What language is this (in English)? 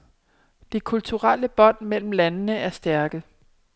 Danish